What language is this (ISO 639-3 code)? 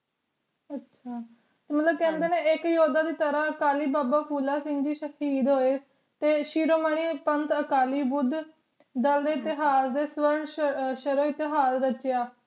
pan